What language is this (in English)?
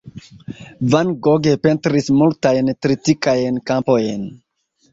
Esperanto